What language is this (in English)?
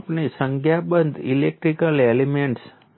Gujarati